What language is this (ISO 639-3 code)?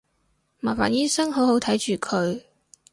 yue